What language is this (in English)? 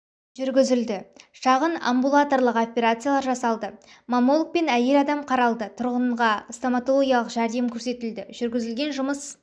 Kazakh